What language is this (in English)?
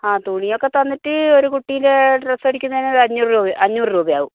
Malayalam